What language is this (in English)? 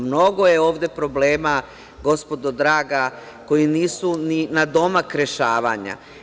Serbian